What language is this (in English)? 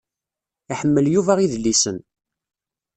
Kabyle